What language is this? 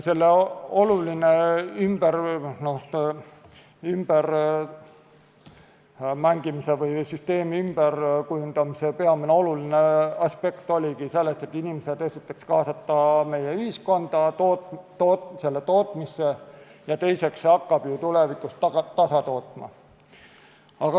Estonian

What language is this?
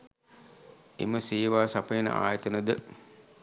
Sinhala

